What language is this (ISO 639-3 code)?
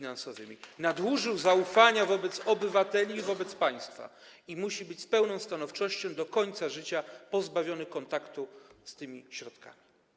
pol